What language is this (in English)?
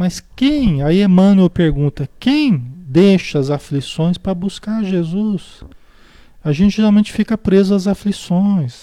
Portuguese